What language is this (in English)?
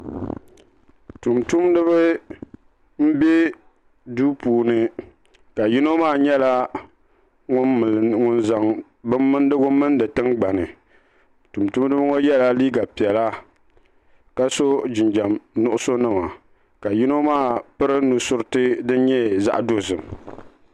Dagbani